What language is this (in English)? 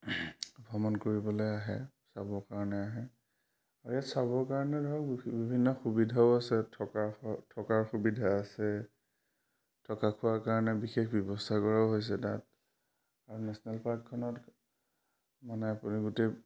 Assamese